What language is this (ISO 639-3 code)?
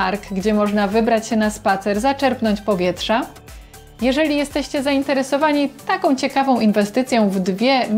pol